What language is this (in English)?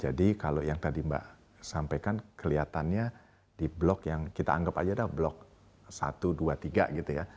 Indonesian